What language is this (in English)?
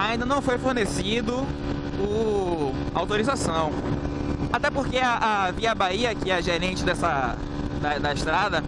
Portuguese